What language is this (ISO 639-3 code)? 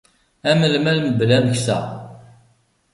kab